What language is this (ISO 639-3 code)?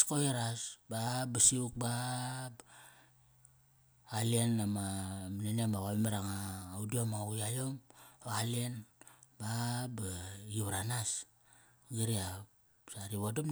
ckr